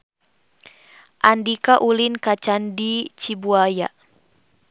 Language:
Sundanese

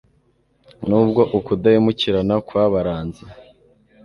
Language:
Kinyarwanda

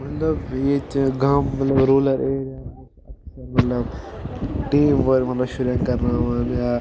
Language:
Kashmiri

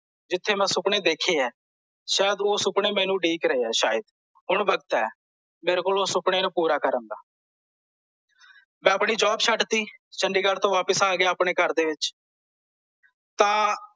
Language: Punjabi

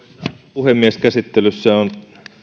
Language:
Finnish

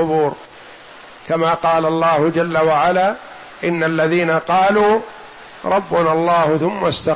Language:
Arabic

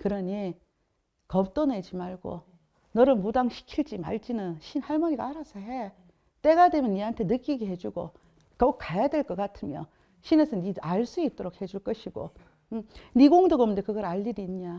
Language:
Korean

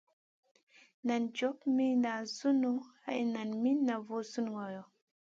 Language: Masana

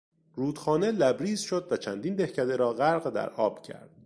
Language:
Persian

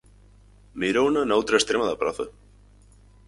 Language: Galician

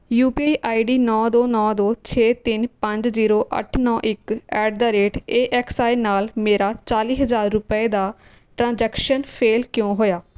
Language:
Punjabi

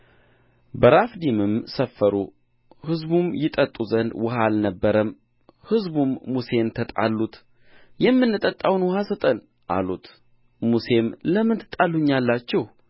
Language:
Amharic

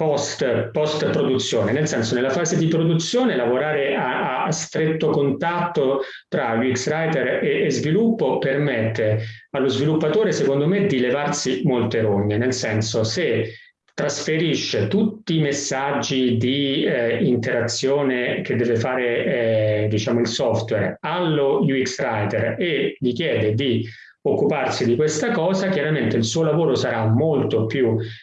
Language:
Italian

